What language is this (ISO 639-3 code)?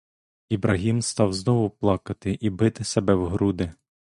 ukr